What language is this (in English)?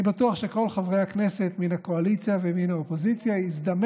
Hebrew